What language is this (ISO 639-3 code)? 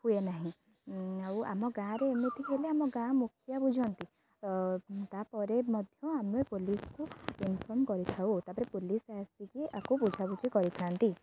ori